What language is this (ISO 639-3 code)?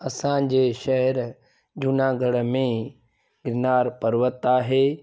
snd